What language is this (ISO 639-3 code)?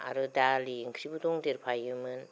brx